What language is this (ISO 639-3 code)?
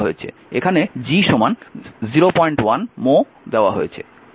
ben